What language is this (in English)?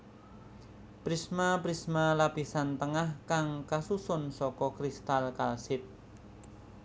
Javanese